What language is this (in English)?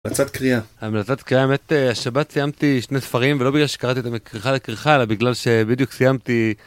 Hebrew